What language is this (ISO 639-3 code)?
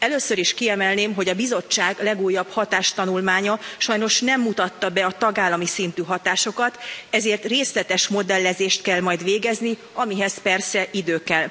hun